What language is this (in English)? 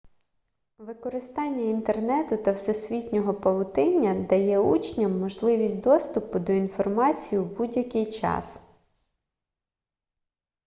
Ukrainian